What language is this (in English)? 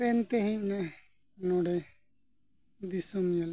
Santali